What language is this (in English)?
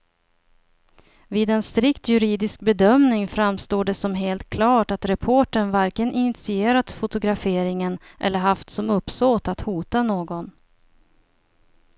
Swedish